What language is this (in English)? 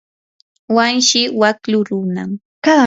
Yanahuanca Pasco Quechua